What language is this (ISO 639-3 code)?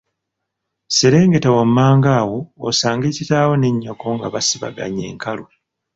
lug